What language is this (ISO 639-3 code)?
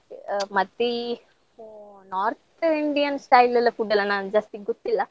kan